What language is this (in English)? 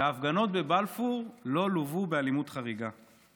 Hebrew